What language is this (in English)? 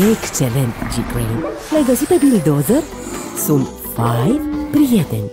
Romanian